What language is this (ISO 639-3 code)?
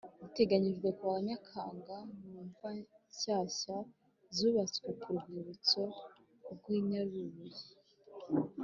kin